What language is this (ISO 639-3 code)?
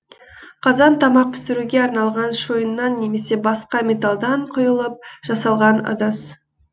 kaz